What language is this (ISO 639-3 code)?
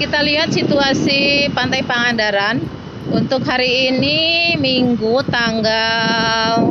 ind